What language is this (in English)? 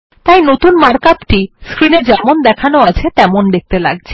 Bangla